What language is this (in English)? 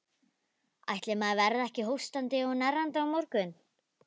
Icelandic